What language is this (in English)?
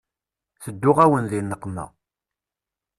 Kabyle